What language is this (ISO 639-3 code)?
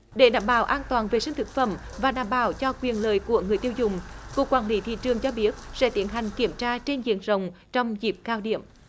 vie